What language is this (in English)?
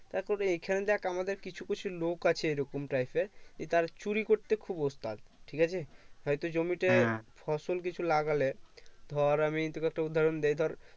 Bangla